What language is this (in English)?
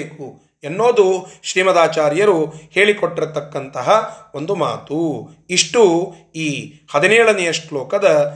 Kannada